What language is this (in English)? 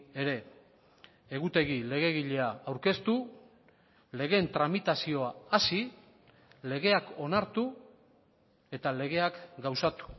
Basque